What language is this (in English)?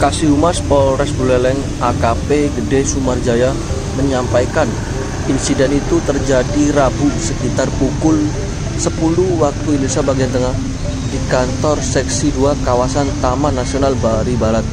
Indonesian